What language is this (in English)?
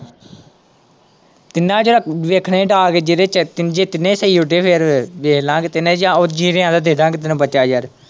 Punjabi